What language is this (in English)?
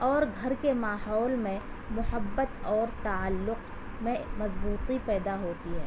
Urdu